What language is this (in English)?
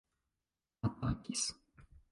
Esperanto